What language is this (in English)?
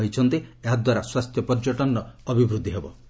Odia